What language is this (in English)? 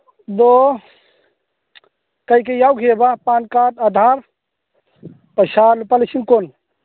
Manipuri